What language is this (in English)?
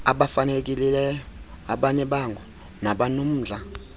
Xhosa